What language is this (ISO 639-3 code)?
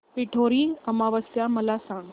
mar